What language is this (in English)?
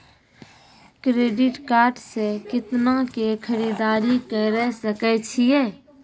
Maithili